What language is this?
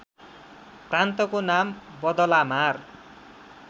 Nepali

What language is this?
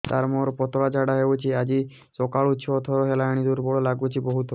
Odia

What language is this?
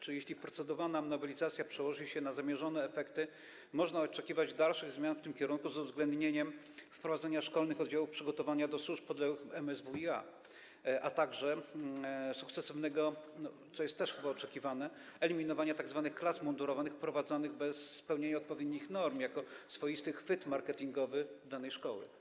Polish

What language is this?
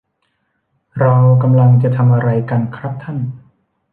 Thai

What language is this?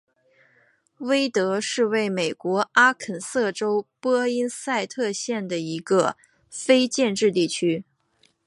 Chinese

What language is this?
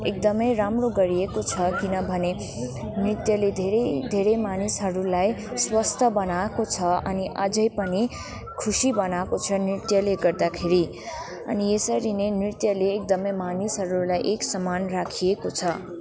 Nepali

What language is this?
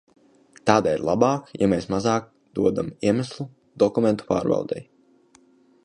Latvian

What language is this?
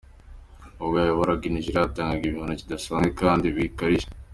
Kinyarwanda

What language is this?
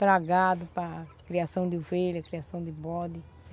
Portuguese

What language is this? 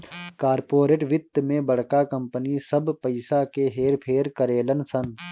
Bhojpuri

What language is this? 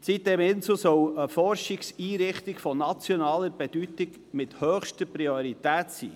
Swiss German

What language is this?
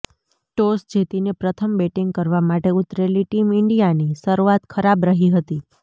Gujarati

